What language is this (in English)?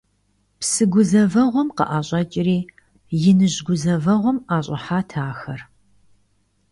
Kabardian